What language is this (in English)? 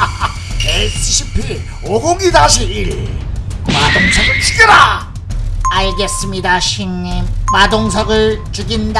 Korean